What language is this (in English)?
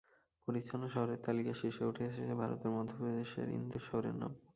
Bangla